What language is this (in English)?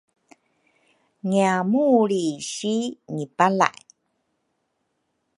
Rukai